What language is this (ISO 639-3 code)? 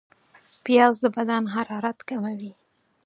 pus